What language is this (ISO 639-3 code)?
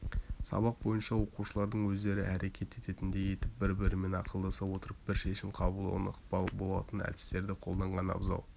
kaz